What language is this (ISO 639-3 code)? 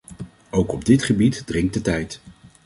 nld